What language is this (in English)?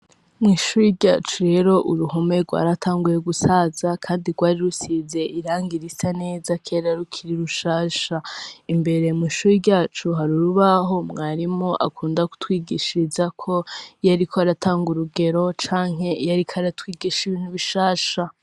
Rundi